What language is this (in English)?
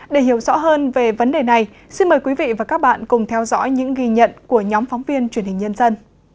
Vietnamese